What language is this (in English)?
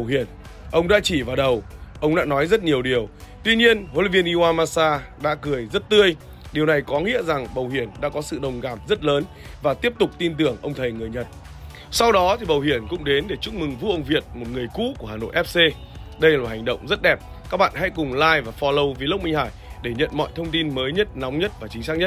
Vietnamese